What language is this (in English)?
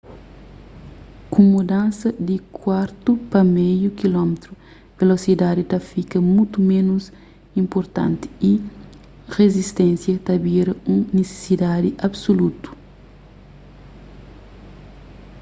Kabuverdianu